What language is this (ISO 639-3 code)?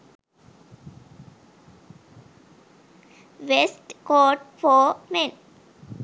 sin